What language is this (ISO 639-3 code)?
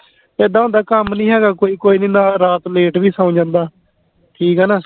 pan